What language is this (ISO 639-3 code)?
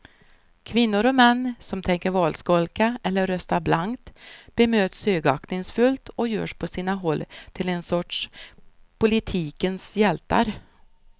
swe